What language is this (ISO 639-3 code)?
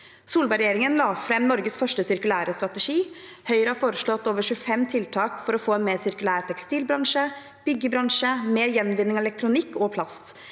nor